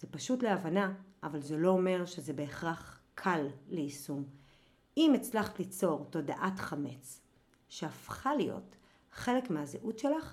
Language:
Hebrew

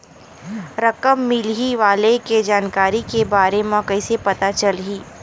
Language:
Chhattisgarhi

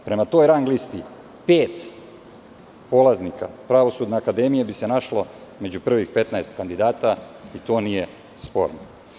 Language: Serbian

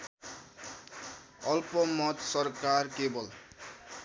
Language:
Nepali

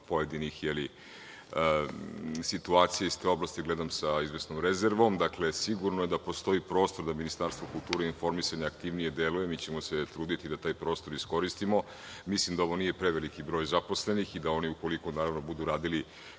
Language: Serbian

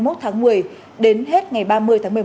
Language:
Vietnamese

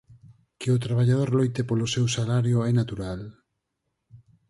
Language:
Galician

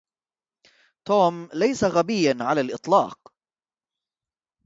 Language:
Arabic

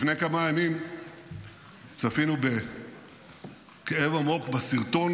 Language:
Hebrew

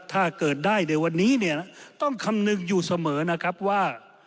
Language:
Thai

